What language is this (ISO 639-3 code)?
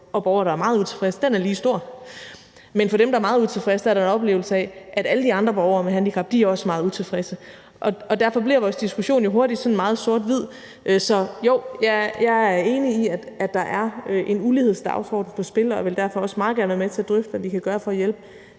dan